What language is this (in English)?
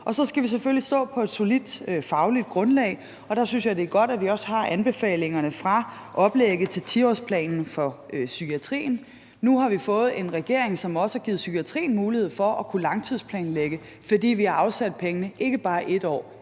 Danish